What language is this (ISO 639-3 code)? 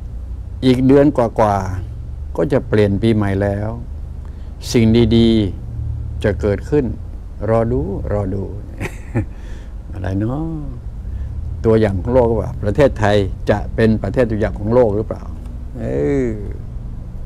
tha